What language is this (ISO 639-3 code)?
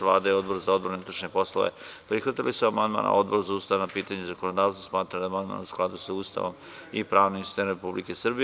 srp